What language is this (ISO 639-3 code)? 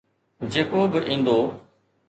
snd